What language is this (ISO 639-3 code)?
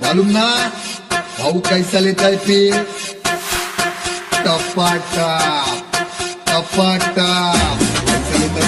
ind